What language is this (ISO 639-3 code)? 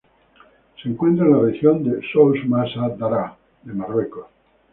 spa